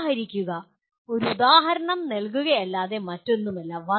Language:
Malayalam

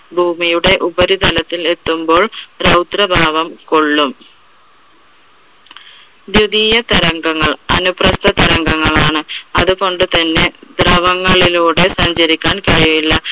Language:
Malayalam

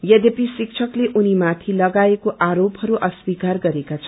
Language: Nepali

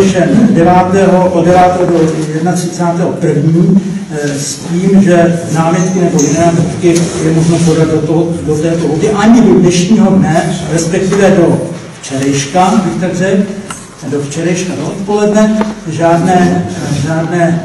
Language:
Czech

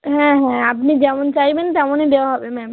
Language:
Bangla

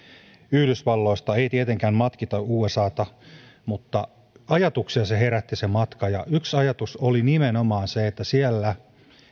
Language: Finnish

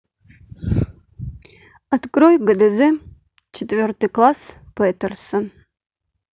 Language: Russian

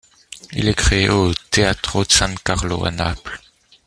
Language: French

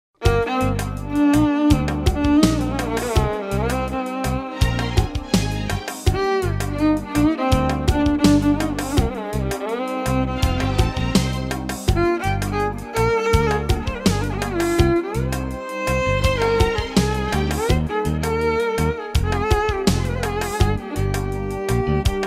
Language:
Bulgarian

